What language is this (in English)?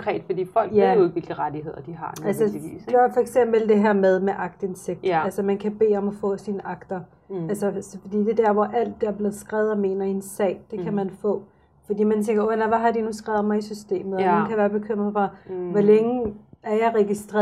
Danish